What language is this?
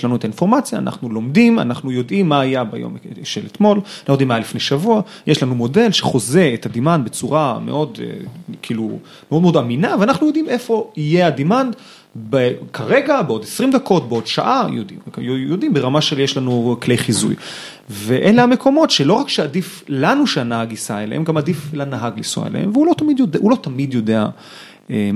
Hebrew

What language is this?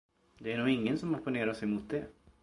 Swedish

